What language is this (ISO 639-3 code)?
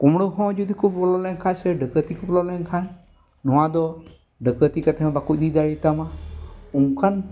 sat